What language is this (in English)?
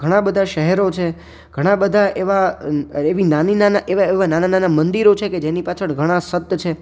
Gujarati